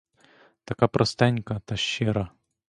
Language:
Ukrainian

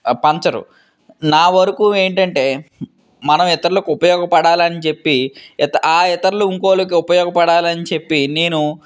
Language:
Telugu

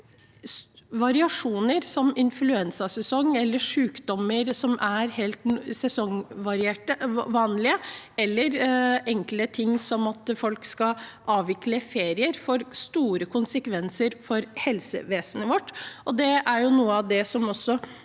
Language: Norwegian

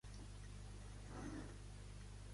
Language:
Catalan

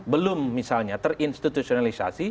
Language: Indonesian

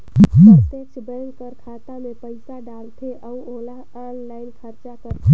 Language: Chhattisgarhi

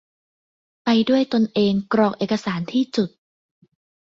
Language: Thai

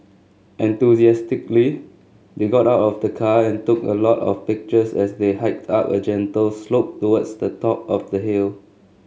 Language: English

